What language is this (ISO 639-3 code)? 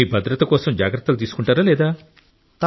tel